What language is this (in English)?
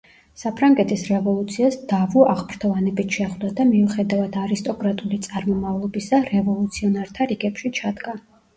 Georgian